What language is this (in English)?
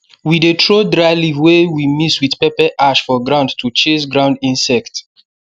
Nigerian Pidgin